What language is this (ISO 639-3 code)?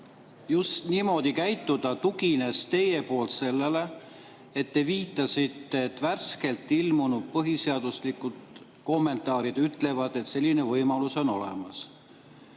est